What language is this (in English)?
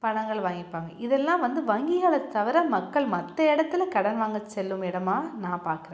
Tamil